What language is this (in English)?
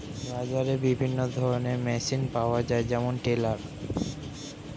Bangla